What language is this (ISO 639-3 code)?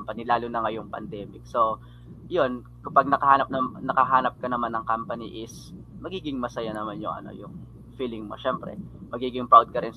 fil